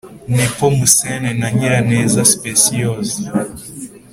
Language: Kinyarwanda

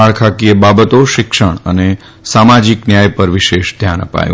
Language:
Gujarati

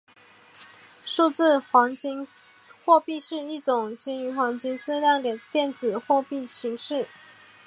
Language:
Chinese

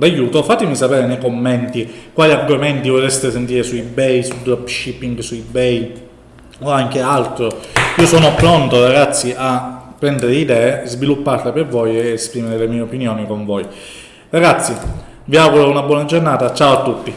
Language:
Italian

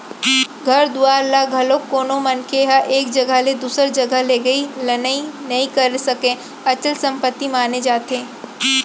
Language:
Chhattisgarhi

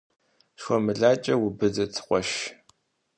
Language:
Kabardian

